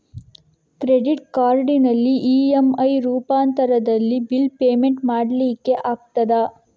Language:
Kannada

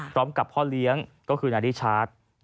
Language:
Thai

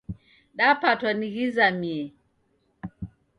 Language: Taita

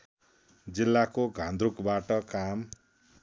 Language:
Nepali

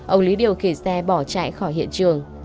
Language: Vietnamese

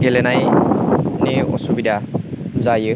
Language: Bodo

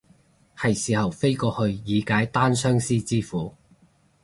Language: Cantonese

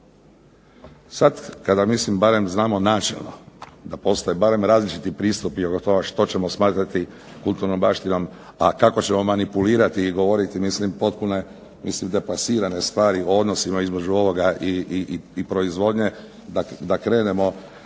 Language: Croatian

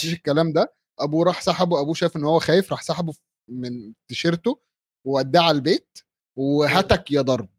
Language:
Arabic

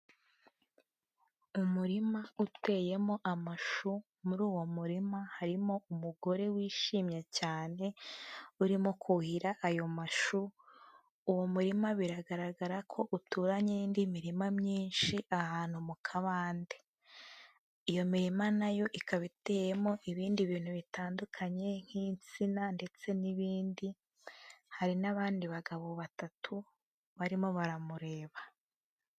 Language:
Kinyarwanda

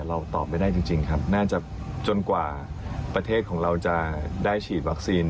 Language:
Thai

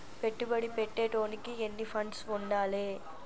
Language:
Telugu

